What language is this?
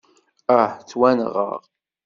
Kabyle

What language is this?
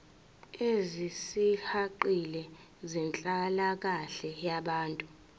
Zulu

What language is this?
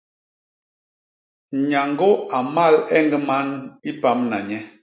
Basaa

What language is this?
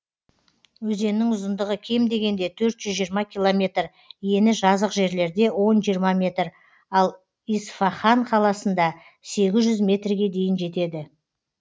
Kazakh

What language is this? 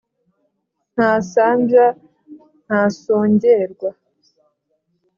Kinyarwanda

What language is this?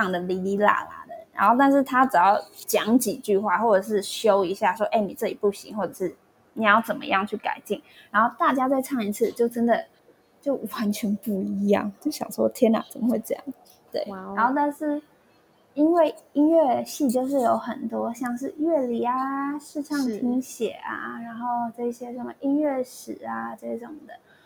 Chinese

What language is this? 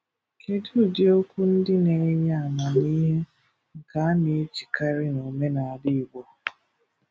Igbo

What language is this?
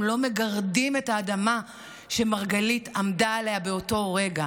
Hebrew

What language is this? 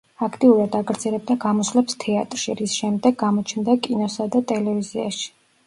Georgian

